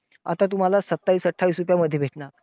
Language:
Marathi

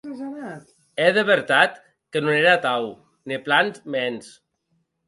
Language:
Occitan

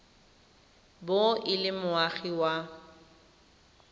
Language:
Tswana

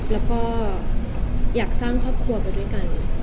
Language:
Thai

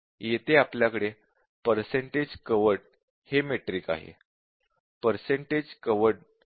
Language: Marathi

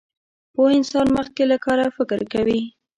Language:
Pashto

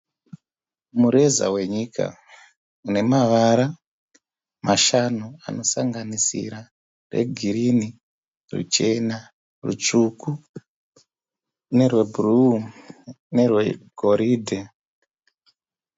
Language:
Shona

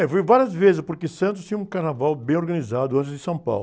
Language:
Portuguese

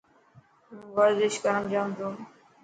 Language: Dhatki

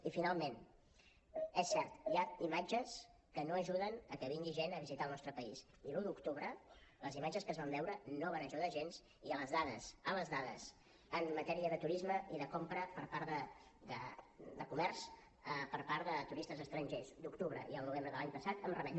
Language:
Catalan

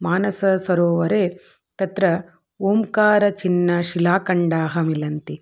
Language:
Sanskrit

